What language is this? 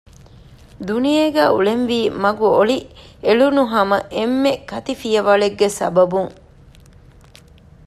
Divehi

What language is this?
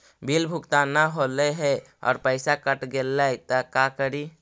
Magahi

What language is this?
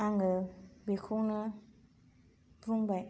Bodo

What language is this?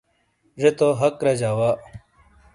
Shina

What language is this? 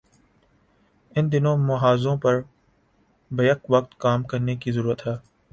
Urdu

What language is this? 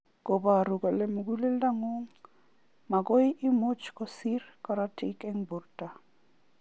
Kalenjin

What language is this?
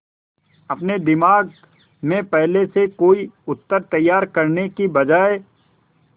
Hindi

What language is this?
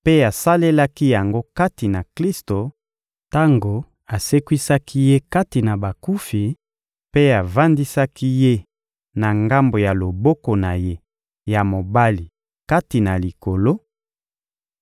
Lingala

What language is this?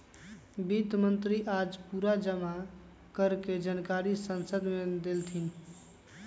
Magahi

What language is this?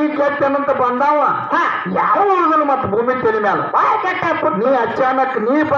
Arabic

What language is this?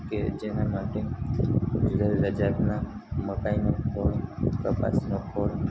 Gujarati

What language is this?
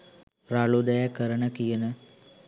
Sinhala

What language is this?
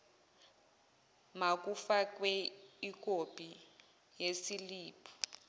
Zulu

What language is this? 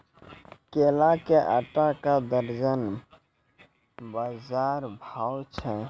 Maithili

